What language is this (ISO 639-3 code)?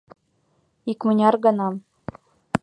chm